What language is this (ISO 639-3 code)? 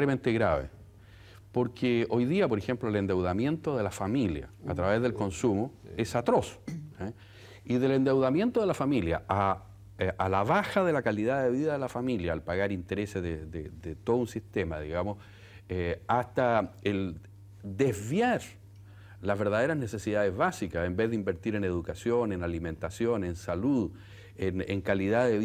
spa